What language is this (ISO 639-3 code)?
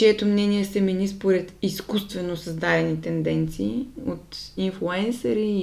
bul